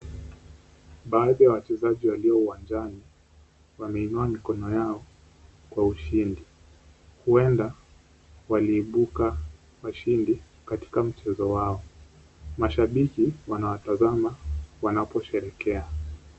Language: Swahili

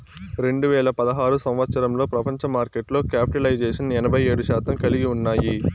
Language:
Telugu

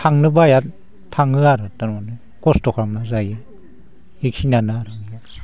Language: Bodo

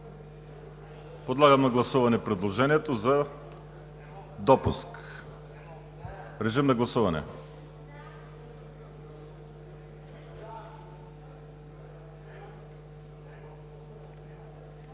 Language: Bulgarian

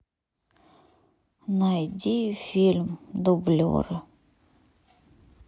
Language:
Russian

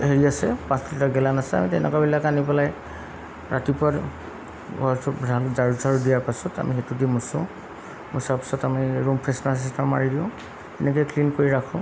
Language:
Assamese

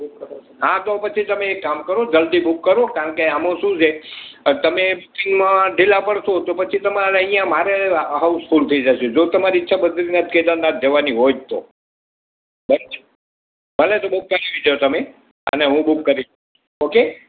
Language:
Gujarati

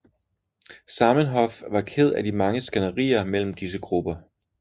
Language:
Danish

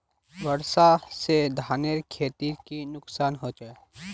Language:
Magahi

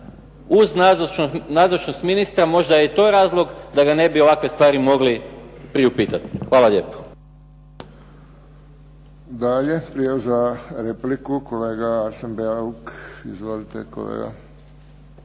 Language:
Croatian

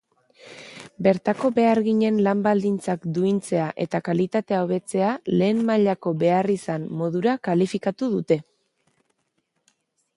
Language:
Basque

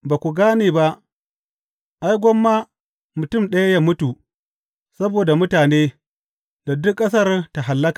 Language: Hausa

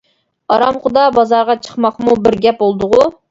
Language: Uyghur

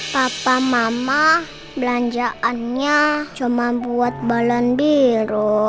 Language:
Indonesian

